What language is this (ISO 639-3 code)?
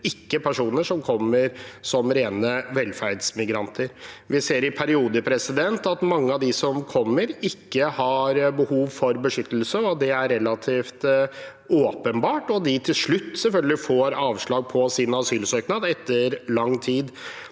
nor